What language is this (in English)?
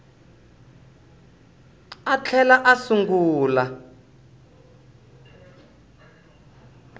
Tsonga